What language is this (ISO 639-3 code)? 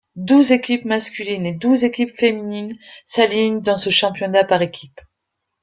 fra